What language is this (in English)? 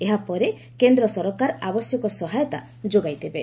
Odia